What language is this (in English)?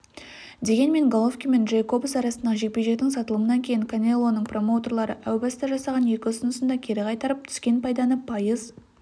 Kazakh